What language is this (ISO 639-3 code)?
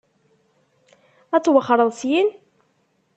kab